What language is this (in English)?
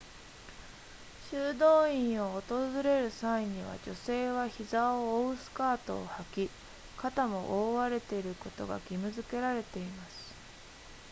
Japanese